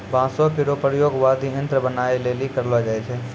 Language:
Maithili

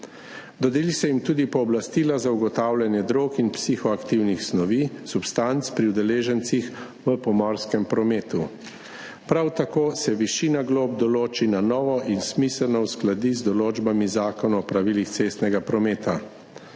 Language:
Slovenian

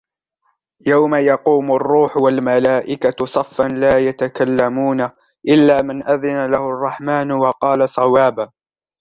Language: Arabic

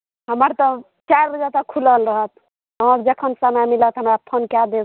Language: Maithili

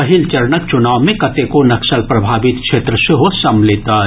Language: Maithili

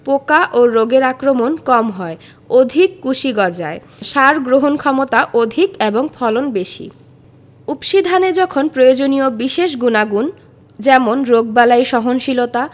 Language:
Bangla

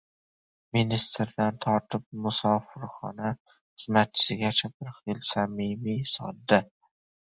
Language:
Uzbek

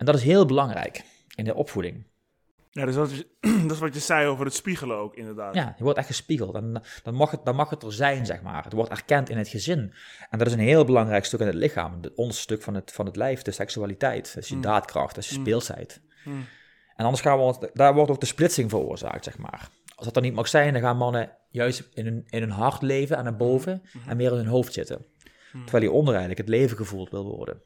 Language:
Dutch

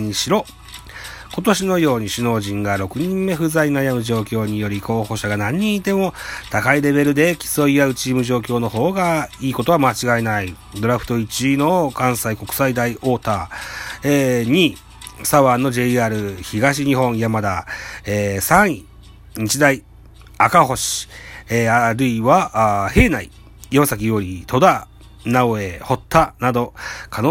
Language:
Japanese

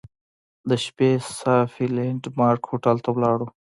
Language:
Pashto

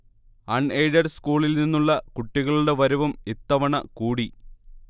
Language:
Malayalam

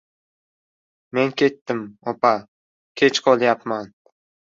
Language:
Uzbek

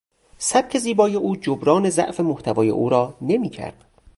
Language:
Persian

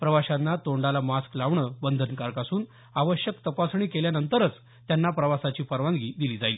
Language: Marathi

